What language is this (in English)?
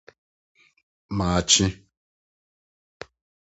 Akan